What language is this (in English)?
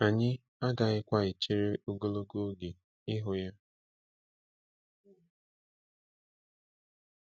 Igbo